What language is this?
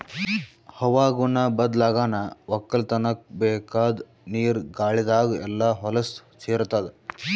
Kannada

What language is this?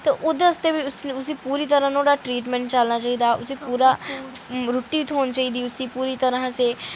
Dogri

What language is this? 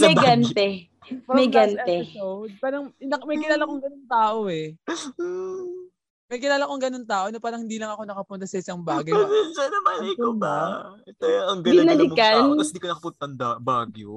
Filipino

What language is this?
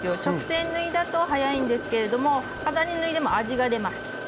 Japanese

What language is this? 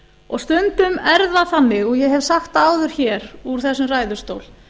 Icelandic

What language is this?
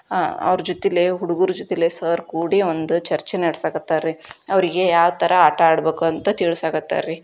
Kannada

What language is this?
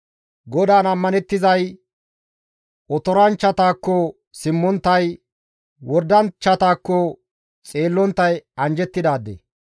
Gamo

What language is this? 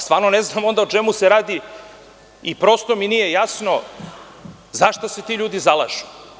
Serbian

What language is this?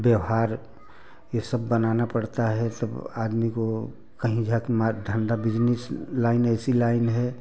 Hindi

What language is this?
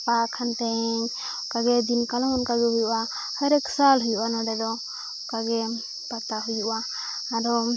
Santali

